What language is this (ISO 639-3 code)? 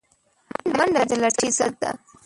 pus